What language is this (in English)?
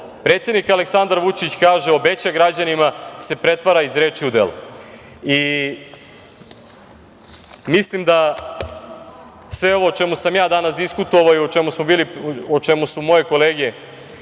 Serbian